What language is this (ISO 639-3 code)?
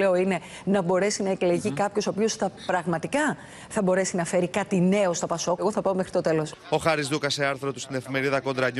ell